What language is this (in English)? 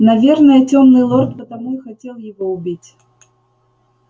Russian